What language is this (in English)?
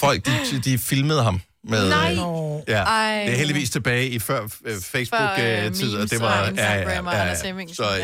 Danish